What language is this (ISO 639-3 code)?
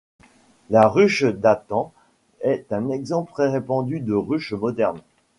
fra